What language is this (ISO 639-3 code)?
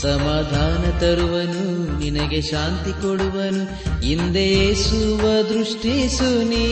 kan